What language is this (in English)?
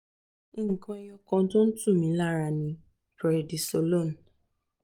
Yoruba